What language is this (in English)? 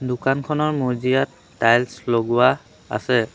Assamese